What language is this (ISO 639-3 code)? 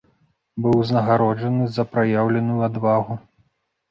bel